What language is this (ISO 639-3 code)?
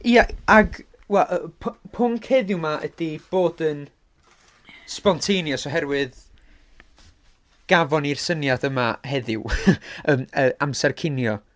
cym